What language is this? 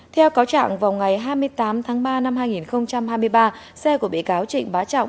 Vietnamese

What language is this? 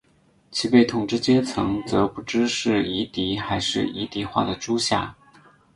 Chinese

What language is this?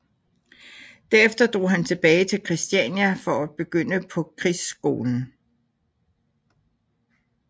Danish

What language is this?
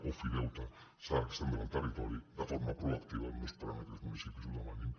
Catalan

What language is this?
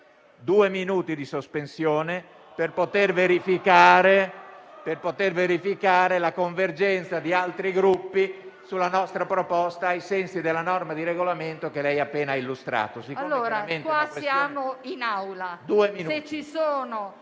Italian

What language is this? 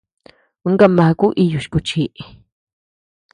Tepeuxila Cuicatec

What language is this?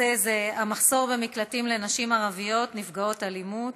Hebrew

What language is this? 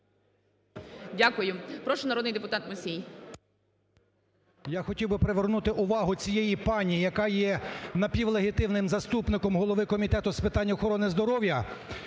Ukrainian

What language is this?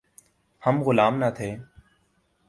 Urdu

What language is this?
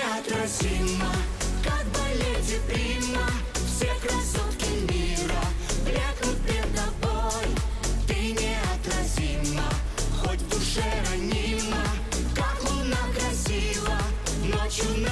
Russian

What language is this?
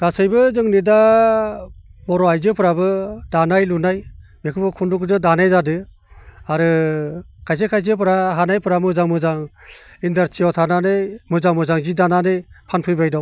Bodo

